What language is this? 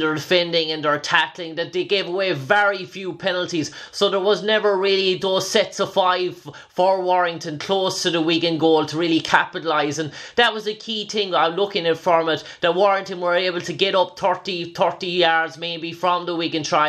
English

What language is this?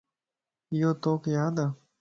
Lasi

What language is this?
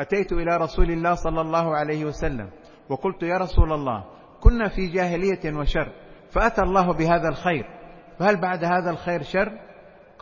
Arabic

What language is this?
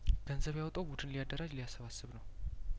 Amharic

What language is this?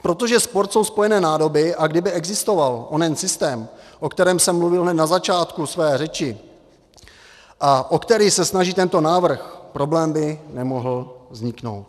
Czech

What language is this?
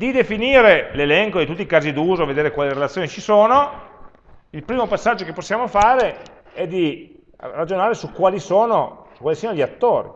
Italian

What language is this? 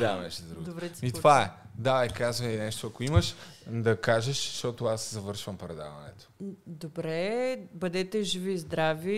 Bulgarian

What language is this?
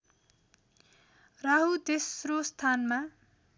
Nepali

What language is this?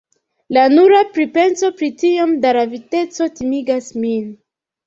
Esperanto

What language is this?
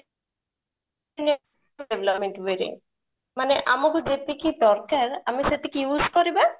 Odia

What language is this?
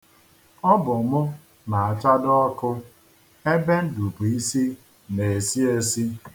Igbo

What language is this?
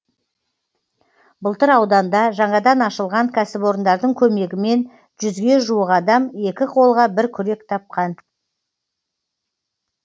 Kazakh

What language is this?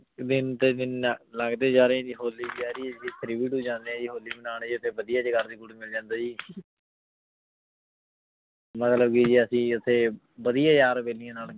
Punjabi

